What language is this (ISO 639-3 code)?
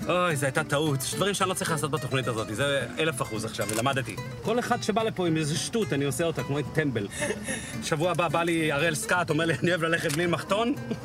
heb